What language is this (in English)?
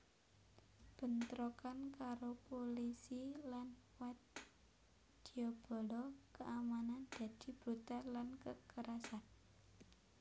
Javanese